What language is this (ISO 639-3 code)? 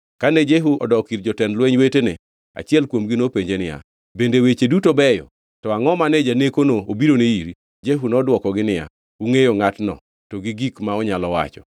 luo